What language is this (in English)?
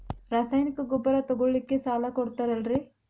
Kannada